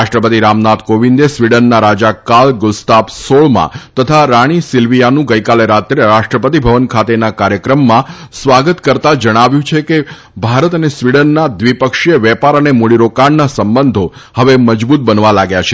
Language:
Gujarati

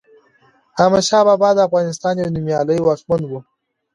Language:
Pashto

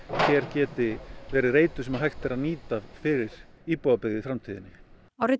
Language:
Icelandic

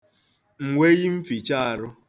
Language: Igbo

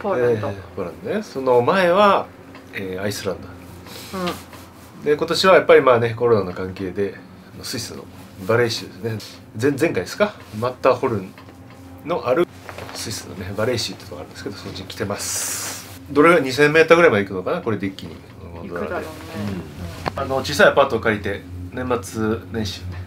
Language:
Japanese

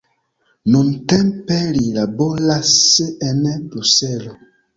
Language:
Esperanto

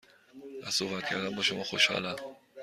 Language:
Persian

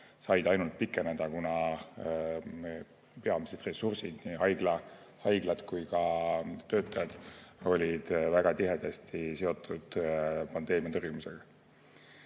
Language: Estonian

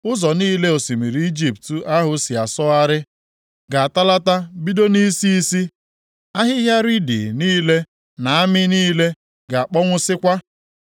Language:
Igbo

